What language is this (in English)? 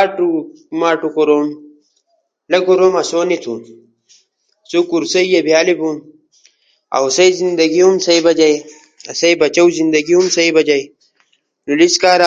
Ushojo